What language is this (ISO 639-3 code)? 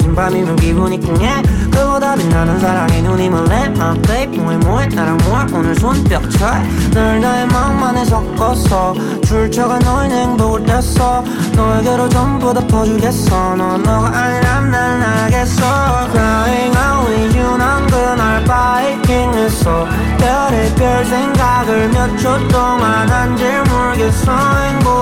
kor